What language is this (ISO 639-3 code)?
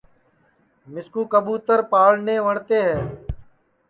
ssi